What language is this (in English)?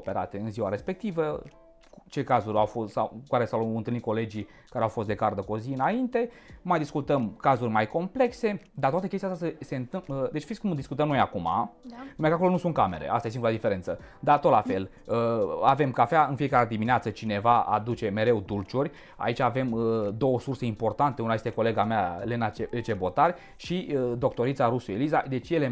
Romanian